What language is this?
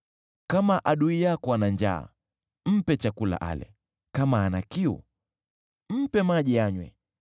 Swahili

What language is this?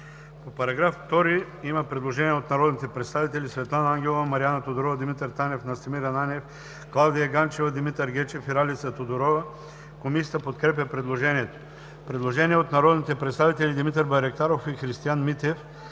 Bulgarian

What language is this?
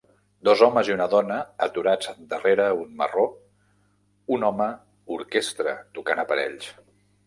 Catalan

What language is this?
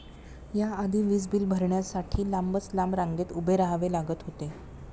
Marathi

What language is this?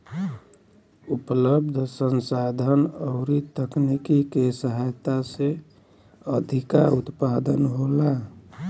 Bhojpuri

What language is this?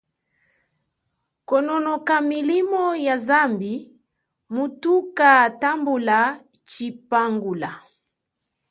Chokwe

